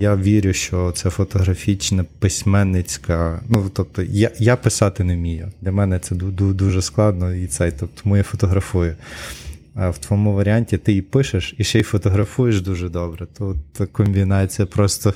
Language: Ukrainian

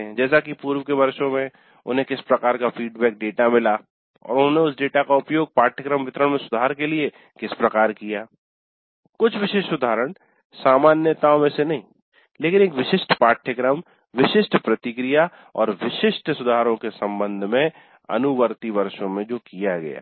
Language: Hindi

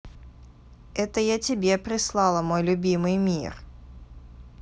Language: Russian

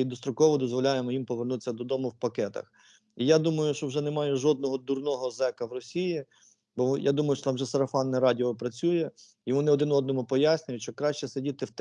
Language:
Ukrainian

